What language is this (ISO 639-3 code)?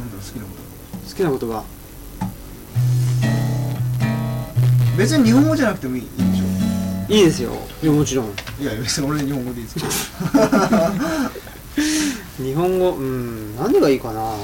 jpn